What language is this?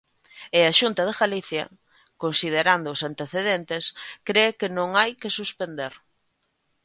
Galician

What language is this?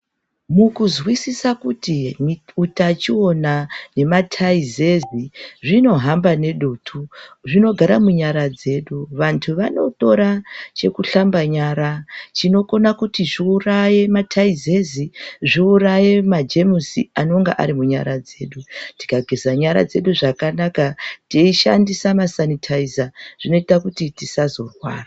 Ndau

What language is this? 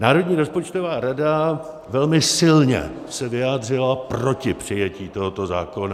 Czech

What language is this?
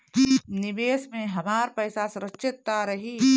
Bhojpuri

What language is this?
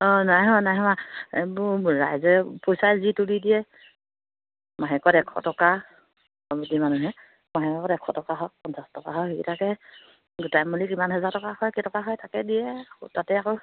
Assamese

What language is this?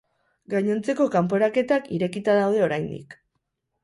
Basque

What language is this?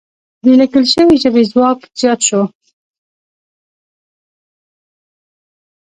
Pashto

